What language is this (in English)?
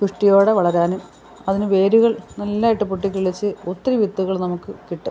Malayalam